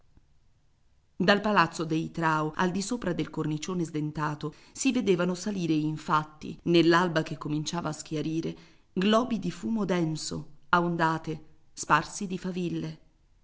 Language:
Italian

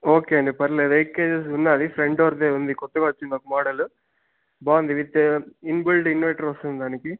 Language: Telugu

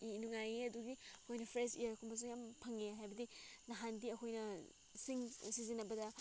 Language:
Manipuri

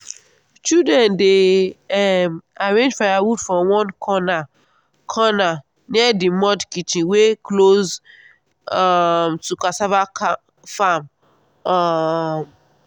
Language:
Nigerian Pidgin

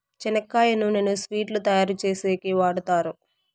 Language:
Telugu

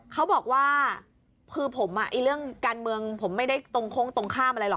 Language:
Thai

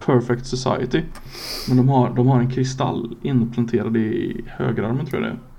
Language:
Swedish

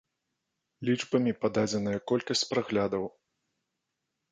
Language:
Belarusian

